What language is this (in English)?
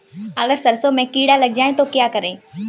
Hindi